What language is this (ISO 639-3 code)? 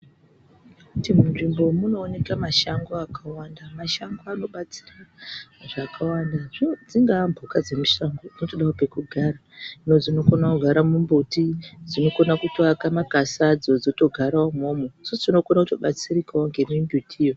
ndc